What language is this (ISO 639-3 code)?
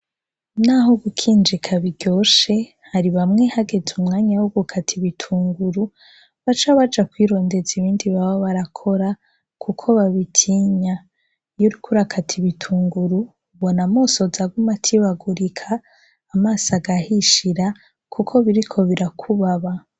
run